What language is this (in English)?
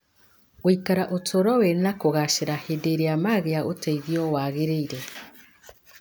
Kikuyu